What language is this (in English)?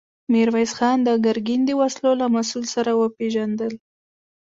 Pashto